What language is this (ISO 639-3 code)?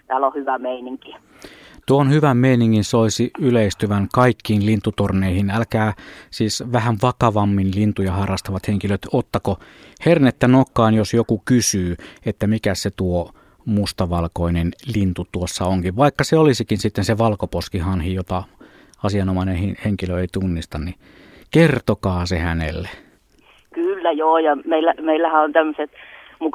fin